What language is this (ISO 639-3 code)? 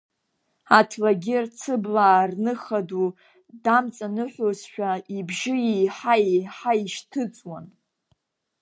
abk